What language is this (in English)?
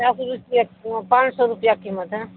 Urdu